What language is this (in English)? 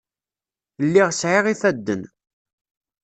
Kabyle